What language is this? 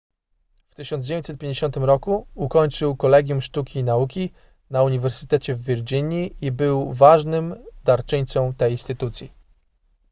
Polish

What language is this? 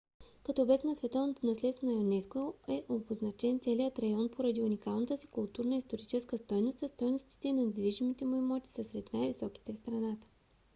Bulgarian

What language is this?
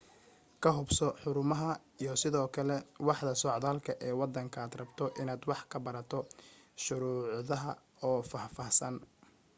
Somali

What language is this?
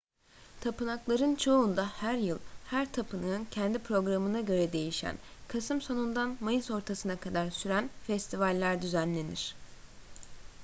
Turkish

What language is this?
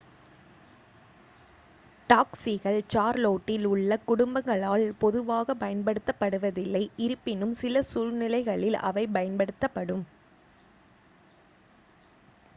Tamil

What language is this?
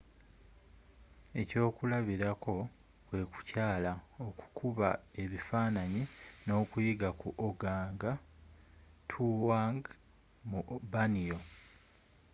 Ganda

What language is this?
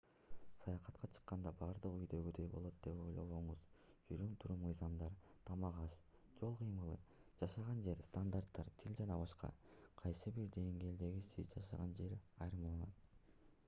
Kyrgyz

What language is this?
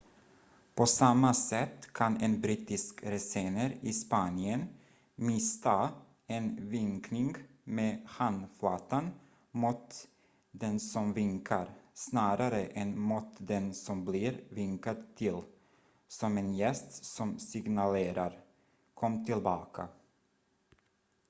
Swedish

